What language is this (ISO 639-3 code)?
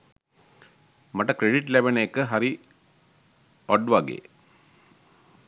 sin